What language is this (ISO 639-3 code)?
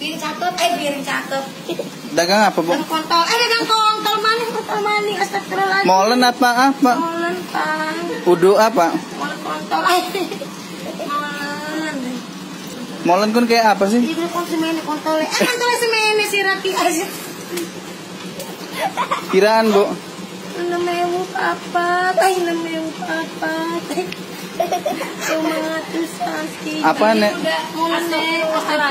ind